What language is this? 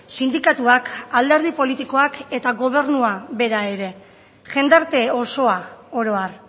Basque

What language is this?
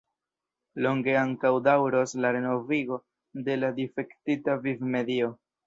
Esperanto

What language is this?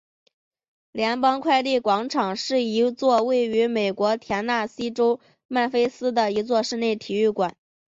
Chinese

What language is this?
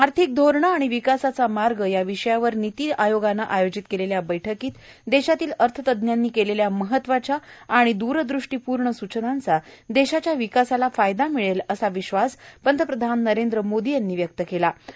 Marathi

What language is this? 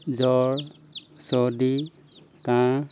Assamese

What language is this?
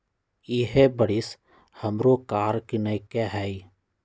Magahi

